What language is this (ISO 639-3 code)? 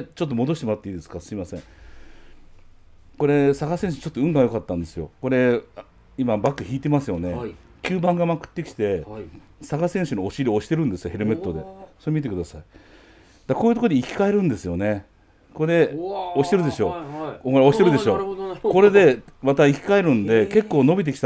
jpn